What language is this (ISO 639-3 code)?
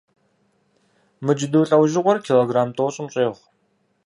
kbd